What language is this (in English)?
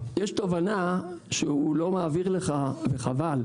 Hebrew